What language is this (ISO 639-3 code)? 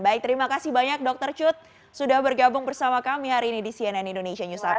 ind